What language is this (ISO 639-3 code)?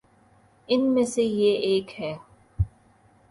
urd